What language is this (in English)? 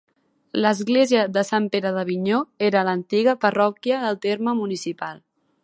Catalan